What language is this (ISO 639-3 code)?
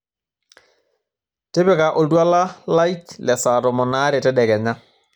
mas